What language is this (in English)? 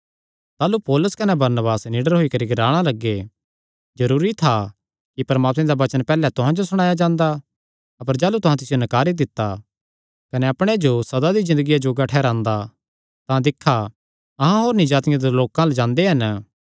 Kangri